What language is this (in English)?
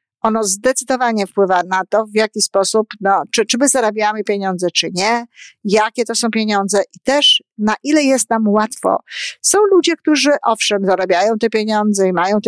Polish